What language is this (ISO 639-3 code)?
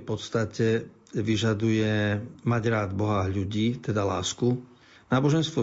slk